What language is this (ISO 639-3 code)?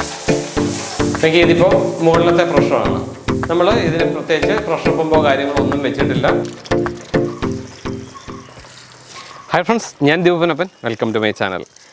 ita